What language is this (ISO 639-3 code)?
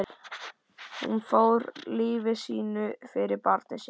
isl